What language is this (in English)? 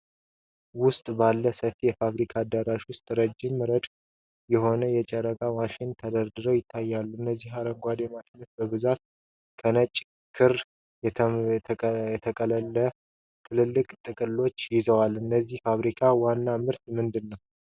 Amharic